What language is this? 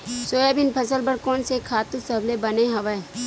Chhattisgarhi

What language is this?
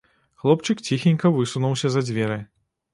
Belarusian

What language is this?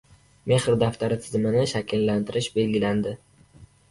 Uzbek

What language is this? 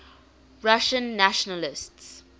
English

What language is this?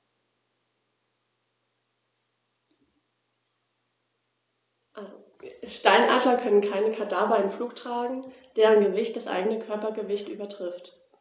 German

